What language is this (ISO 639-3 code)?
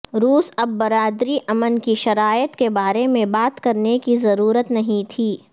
urd